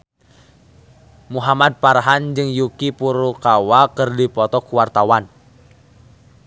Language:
Sundanese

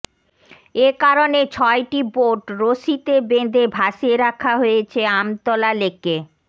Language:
Bangla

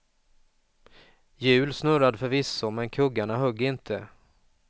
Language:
Swedish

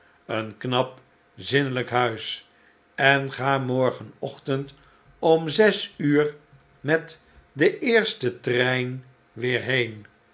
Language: Dutch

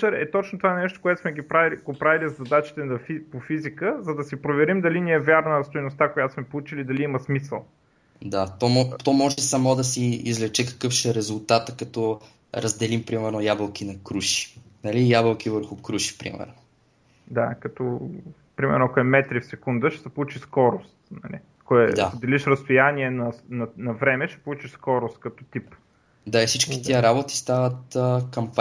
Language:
Bulgarian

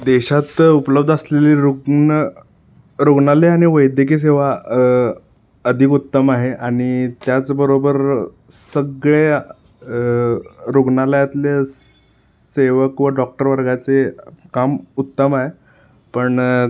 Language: Marathi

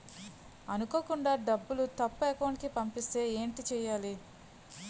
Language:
Telugu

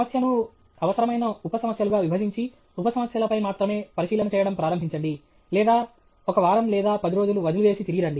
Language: Telugu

